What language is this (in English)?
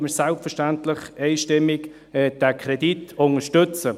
Swiss German